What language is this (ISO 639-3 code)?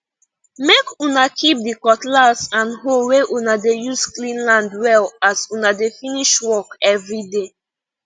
pcm